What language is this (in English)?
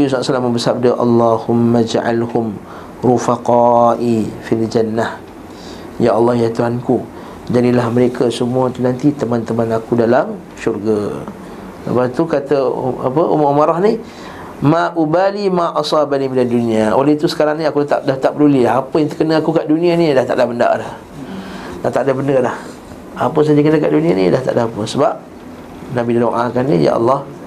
Malay